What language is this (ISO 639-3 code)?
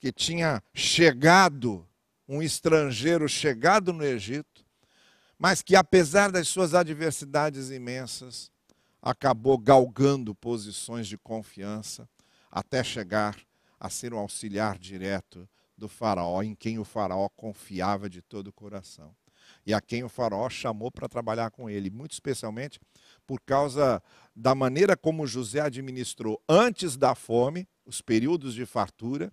por